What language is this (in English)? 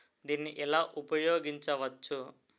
Telugu